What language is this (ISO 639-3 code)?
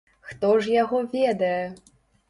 bel